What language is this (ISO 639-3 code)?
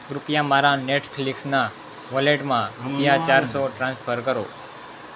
guj